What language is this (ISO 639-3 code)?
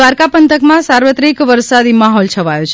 guj